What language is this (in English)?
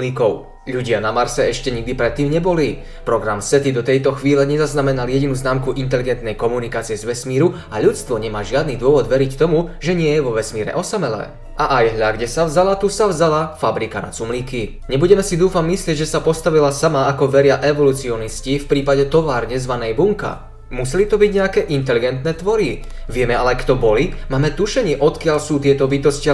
Slovak